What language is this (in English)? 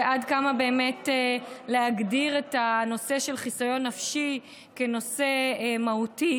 Hebrew